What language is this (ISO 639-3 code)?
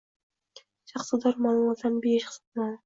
uzb